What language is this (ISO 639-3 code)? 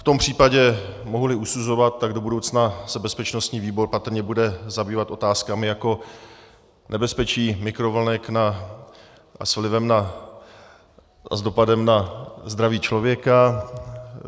ces